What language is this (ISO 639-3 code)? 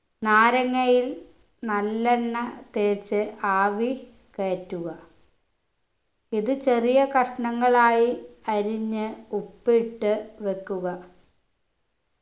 mal